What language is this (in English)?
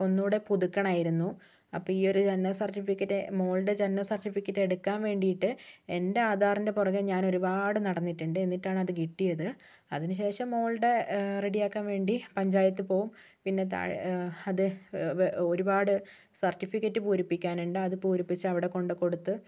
Malayalam